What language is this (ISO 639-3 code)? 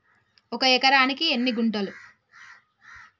tel